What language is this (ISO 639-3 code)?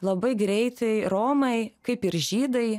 lit